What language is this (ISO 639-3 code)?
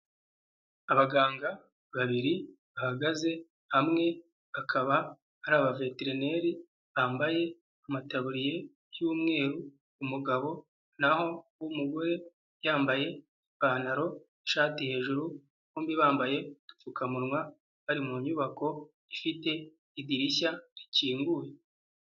kin